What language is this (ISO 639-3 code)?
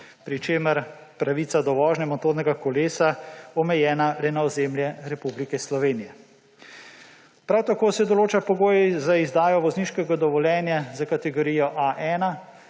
slv